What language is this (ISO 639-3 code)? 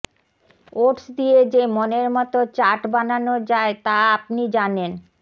ben